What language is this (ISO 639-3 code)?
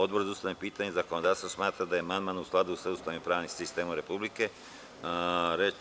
srp